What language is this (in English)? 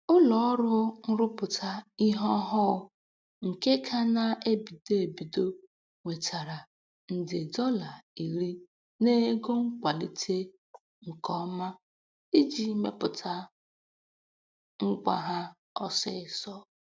Igbo